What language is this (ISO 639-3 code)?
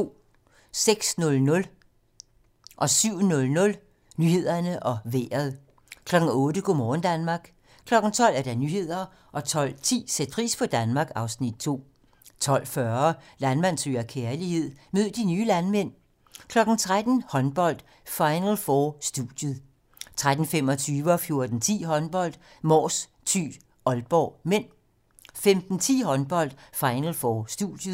dan